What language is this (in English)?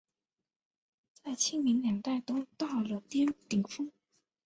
Chinese